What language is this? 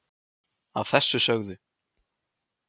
Icelandic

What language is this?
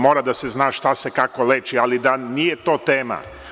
Serbian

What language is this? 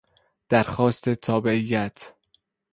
Persian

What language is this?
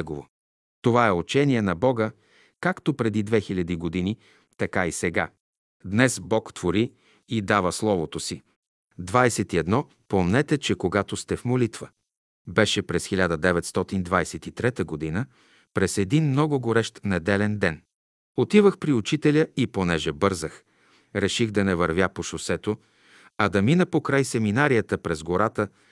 Bulgarian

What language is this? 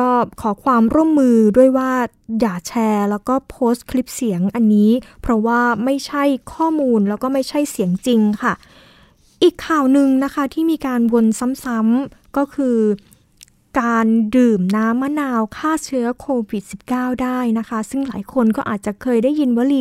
Thai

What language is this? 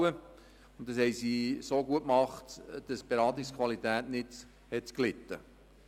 Swiss German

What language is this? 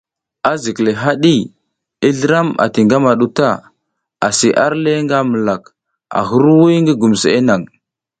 South Giziga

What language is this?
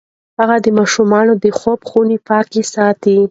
Pashto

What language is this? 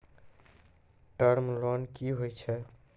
Maithili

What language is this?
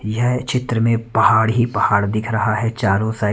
Hindi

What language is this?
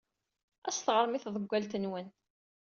Kabyle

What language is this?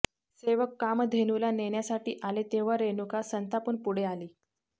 Marathi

